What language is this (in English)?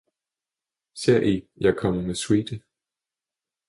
Danish